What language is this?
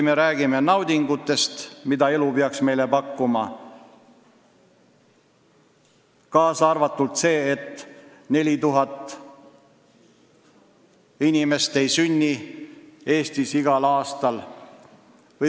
Estonian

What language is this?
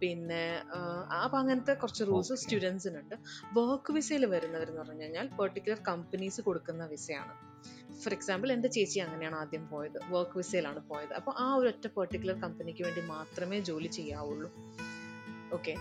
Malayalam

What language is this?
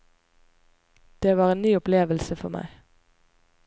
Norwegian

